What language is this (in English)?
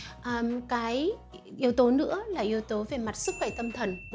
Vietnamese